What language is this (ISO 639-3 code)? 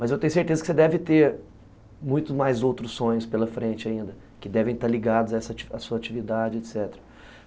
por